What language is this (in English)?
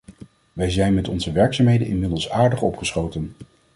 Dutch